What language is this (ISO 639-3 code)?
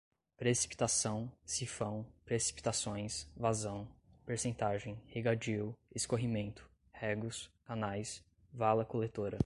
por